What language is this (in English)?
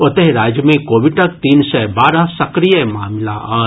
Maithili